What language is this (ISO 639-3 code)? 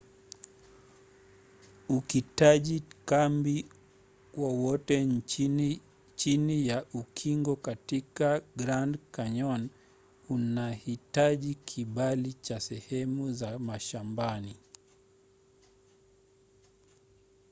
swa